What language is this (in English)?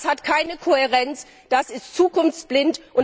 German